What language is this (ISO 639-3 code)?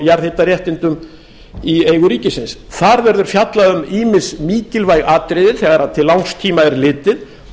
isl